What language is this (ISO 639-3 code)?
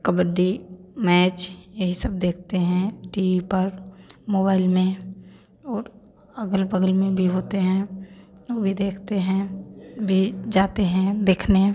hin